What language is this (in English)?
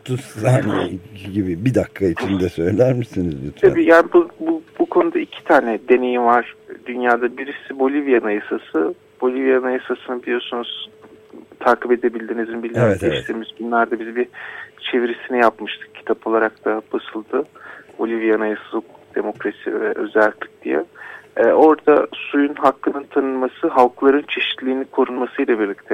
Turkish